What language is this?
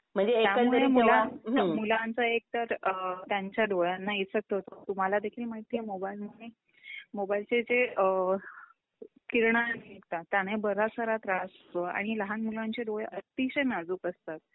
Marathi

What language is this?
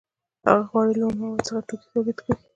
Pashto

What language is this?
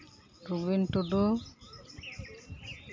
Santali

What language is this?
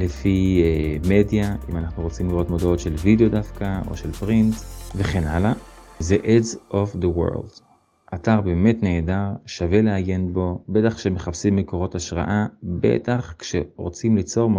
Hebrew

